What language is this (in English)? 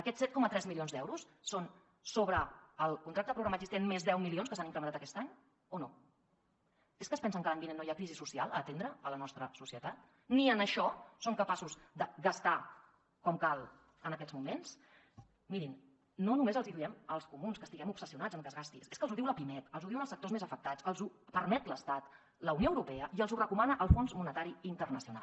Catalan